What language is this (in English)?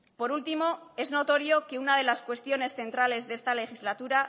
Spanish